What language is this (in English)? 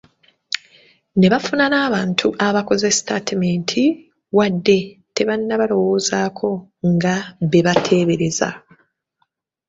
Ganda